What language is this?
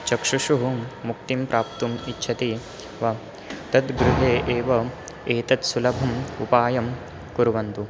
Sanskrit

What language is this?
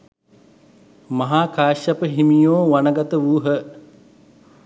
Sinhala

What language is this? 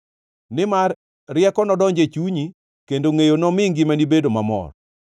Luo (Kenya and Tanzania)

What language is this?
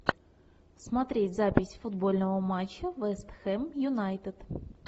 Russian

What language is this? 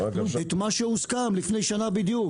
Hebrew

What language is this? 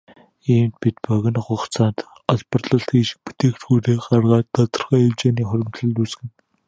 Mongolian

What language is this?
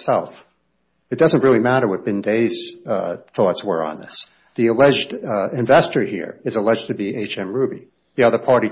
English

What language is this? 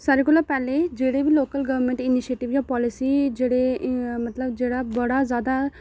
Dogri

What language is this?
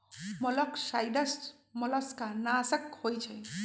Magahi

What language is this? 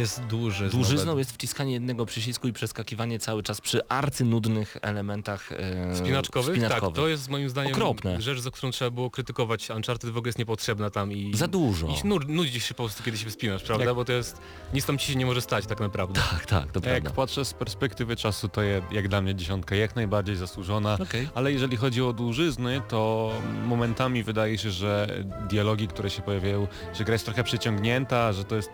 Polish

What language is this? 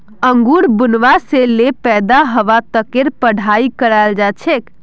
Magahi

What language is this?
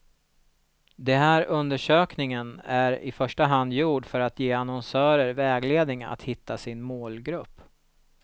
Swedish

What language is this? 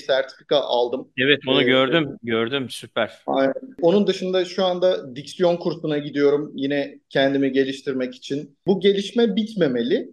Turkish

